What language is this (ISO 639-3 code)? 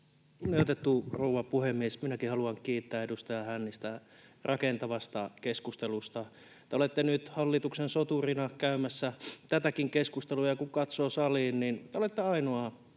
fin